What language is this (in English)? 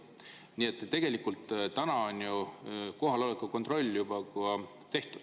Estonian